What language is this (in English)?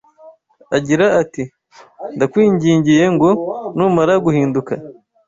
Kinyarwanda